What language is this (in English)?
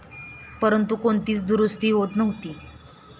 Marathi